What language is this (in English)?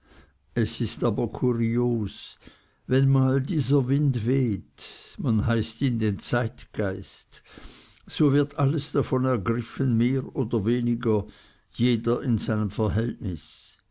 German